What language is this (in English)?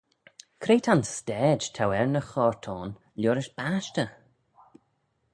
Manx